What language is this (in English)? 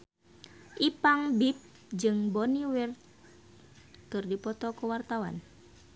Sundanese